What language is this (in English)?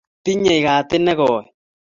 Kalenjin